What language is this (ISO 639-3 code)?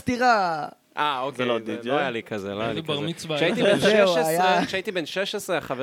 heb